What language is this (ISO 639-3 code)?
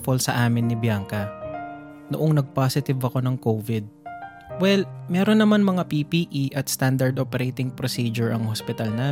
fil